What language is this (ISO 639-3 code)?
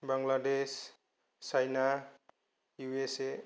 brx